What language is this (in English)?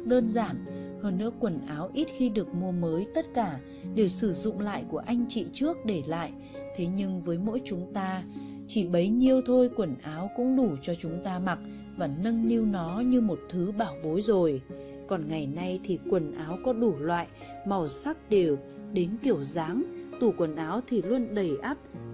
Vietnamese